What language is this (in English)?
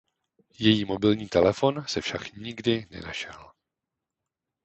Czech